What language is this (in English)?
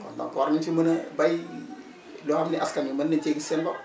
Wolof